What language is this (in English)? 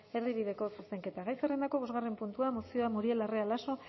Basque